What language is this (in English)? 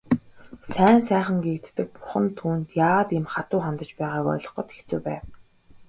Mongolian